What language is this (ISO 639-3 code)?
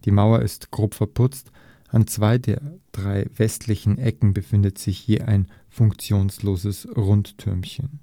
deu